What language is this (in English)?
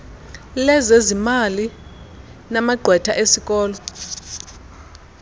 Xhosa